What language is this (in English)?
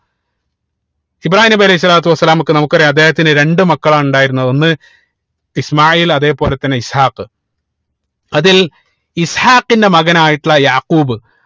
Malayalam